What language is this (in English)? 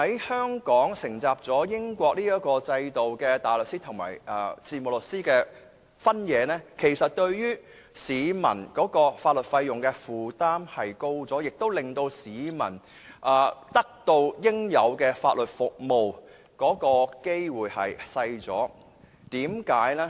Cantonese